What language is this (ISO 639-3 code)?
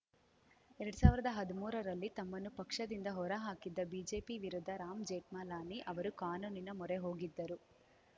kan